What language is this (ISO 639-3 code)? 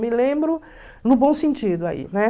por